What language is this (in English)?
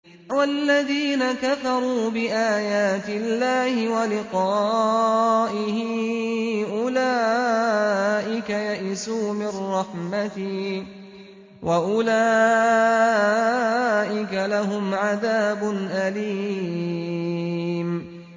Arabic